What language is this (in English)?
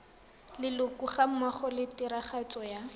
Tswana